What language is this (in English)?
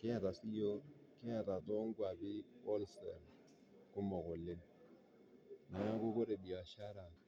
Masai